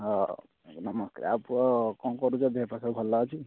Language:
Odia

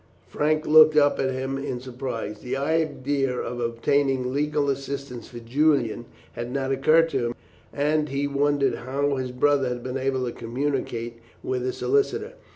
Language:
English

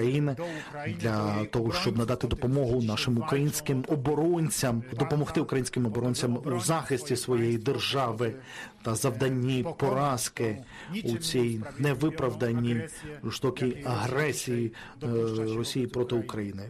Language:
Ukrainian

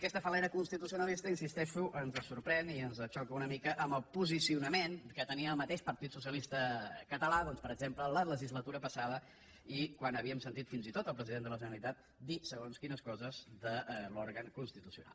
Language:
Catalan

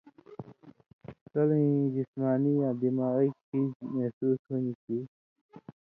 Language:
Indus Kohistani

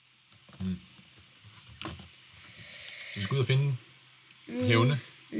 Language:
Danish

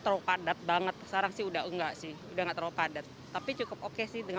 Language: Indonesian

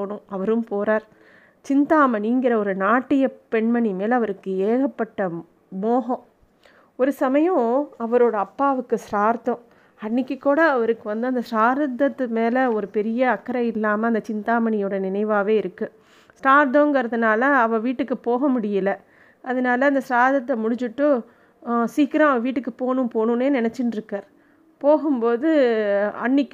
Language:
Tamil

